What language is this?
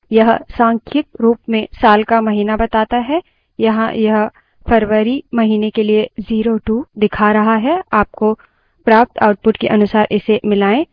Hindi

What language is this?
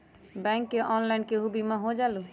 Magahi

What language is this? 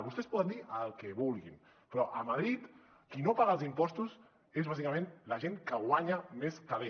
Catalan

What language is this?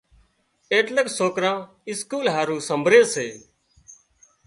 Wadiyara Koli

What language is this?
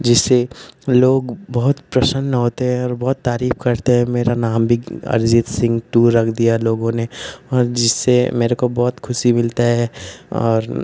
Hindi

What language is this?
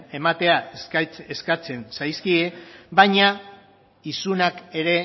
Basque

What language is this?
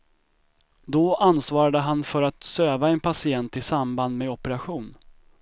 Swedish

